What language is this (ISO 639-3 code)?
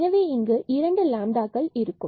tam